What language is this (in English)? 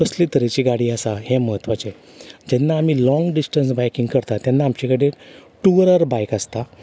Konkani